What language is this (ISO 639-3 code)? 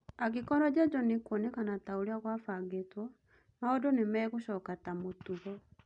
kik